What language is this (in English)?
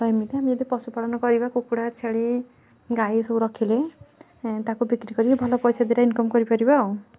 Odia